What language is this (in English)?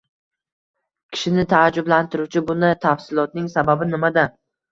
Uzbek